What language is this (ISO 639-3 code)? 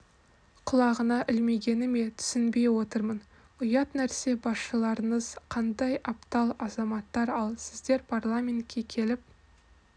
kaz